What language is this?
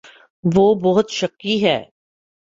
Urdu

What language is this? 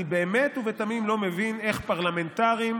Hebrew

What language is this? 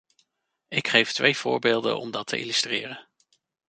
Dutch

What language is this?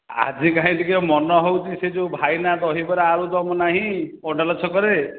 Odia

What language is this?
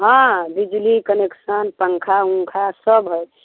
Maithili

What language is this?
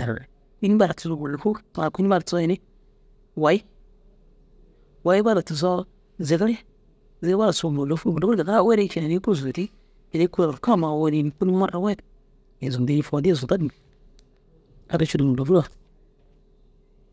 Dazaga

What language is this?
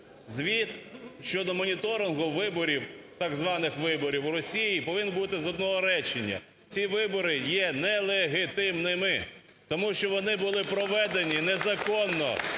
Ukrainian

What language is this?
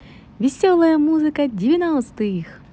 Russian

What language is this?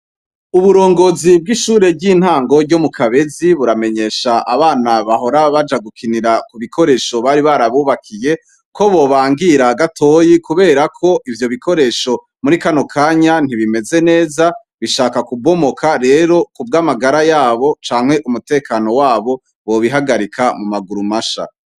Rundi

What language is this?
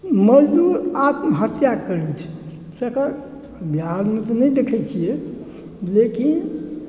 Maithili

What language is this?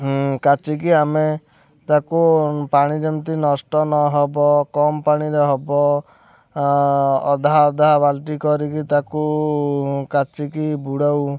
Odia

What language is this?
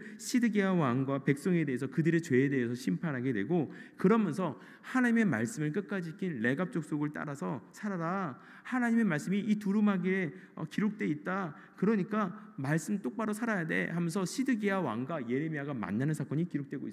Korean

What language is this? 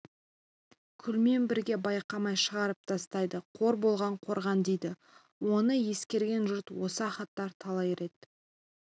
Kazakh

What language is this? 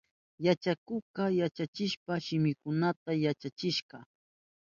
Southern Pastaza Quechua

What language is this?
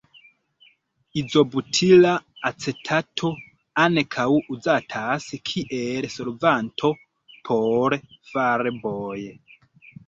Esperanto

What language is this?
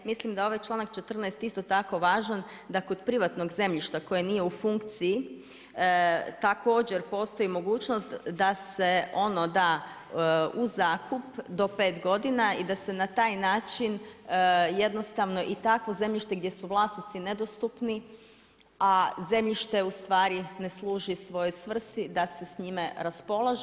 Croatian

